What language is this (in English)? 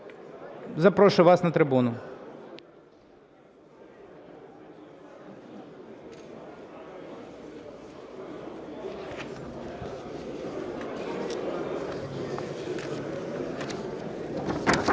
Ukrainian